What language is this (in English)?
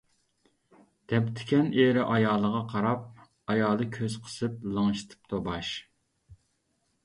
Uyghur